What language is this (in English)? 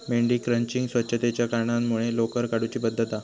Marathi